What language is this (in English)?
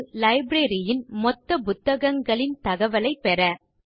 Tamil